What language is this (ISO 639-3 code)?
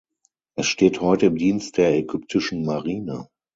deu